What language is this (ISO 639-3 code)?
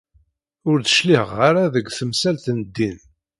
kab